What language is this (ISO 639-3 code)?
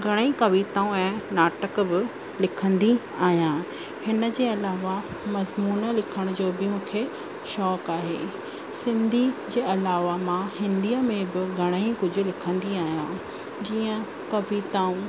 snd